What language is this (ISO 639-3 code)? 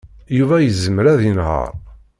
kab